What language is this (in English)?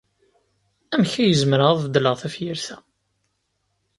Kabyle